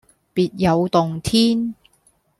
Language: Cantonese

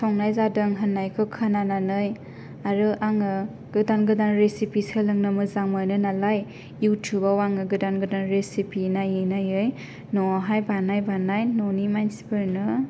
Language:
Bodo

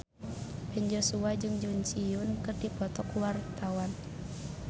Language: Sundanese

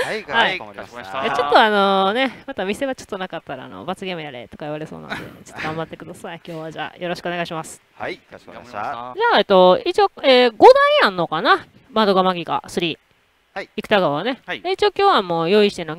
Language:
Japanese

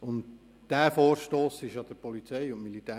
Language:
Swiss German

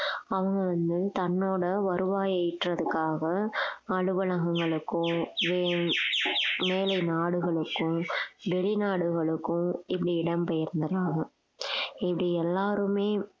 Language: Tamil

